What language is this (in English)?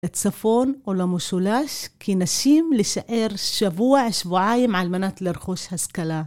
Hebrew